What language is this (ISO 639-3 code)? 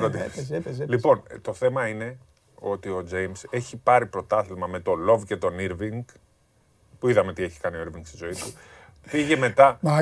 ell